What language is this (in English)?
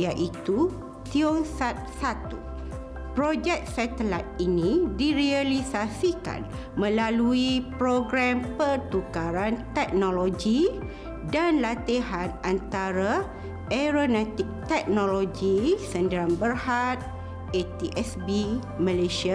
Malay